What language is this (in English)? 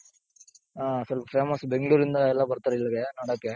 Kannada